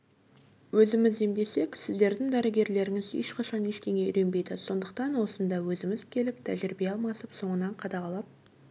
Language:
Kazakh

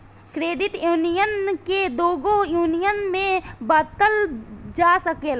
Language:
Bhojpuri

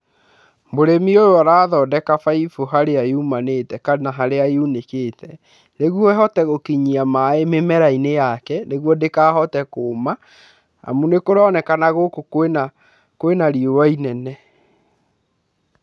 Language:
Kikuyu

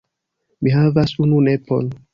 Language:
Esperanto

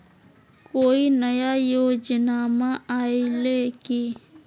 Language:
Magahi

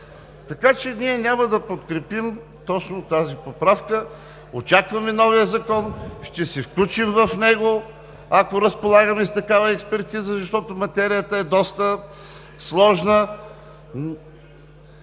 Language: Bulgarian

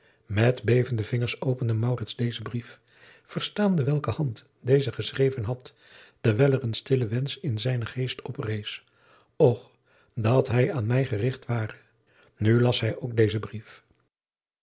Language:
Dutch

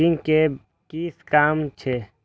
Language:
Maithili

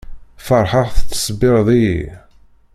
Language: Kabyle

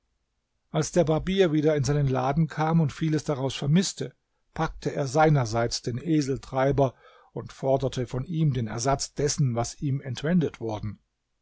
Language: German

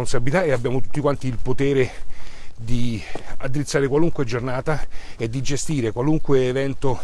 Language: Italian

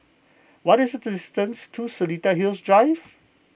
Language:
English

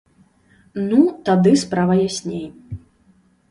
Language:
Belarusian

